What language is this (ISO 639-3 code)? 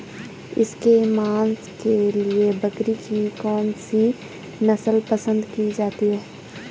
hin